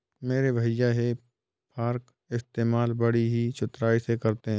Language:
Hindi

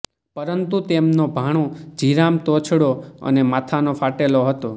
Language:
Gujarati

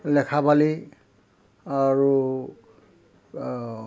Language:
Assamese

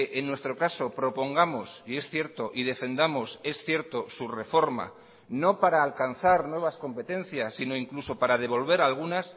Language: Spanish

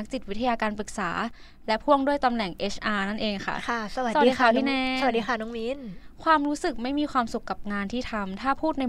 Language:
Thai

